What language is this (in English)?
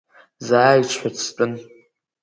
Abkhazian